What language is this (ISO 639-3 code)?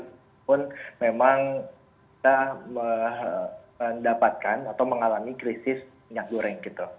ind